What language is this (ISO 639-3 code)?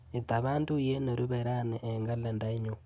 kln